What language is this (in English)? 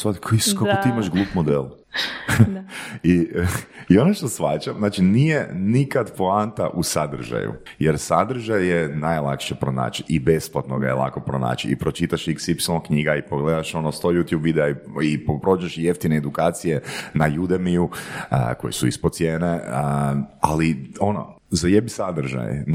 Croatian